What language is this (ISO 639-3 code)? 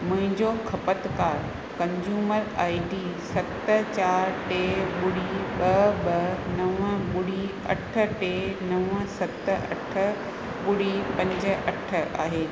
snd